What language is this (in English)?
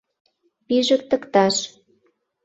Mari